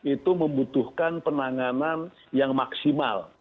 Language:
Indonesian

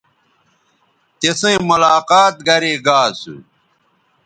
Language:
Bateri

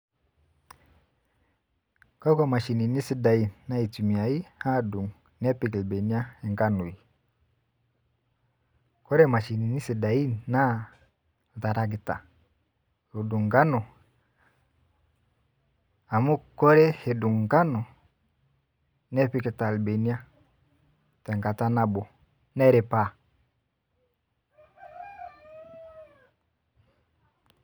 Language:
Masai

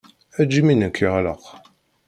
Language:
Kabyle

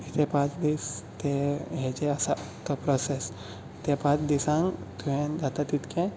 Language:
Konkani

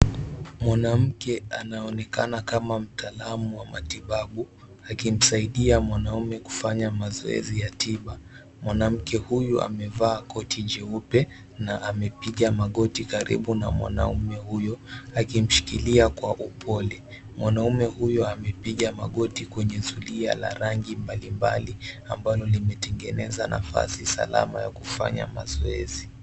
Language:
Swahili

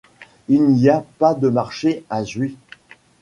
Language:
French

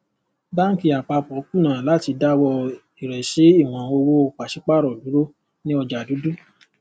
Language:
Yoruba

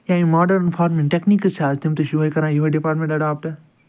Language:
Kashmiri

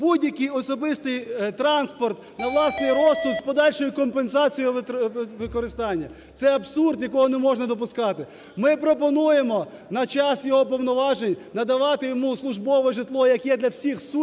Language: Ukrainian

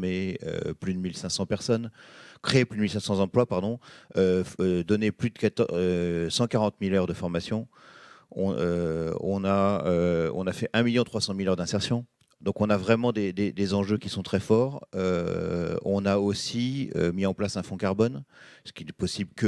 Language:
French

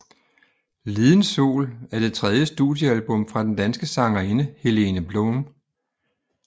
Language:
Danish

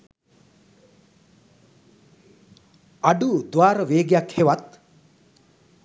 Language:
Sinhala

